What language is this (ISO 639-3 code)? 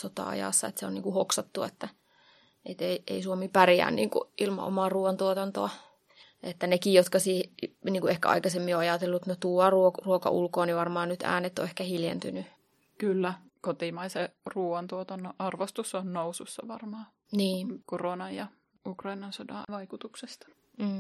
fin